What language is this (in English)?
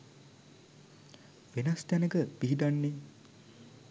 Sinhala